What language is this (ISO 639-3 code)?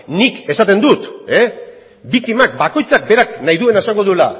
eus